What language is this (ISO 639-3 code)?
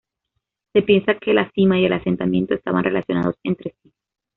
spa